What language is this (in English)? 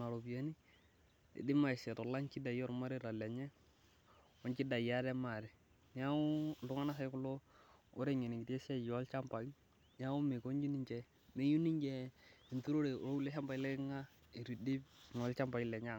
Masai